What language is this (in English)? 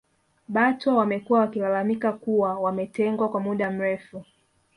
Swahili